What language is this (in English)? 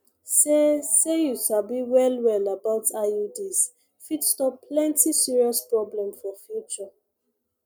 Nigerian Pidgin